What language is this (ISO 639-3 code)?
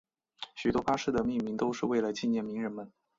zho